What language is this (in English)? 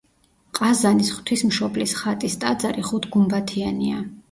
Georgian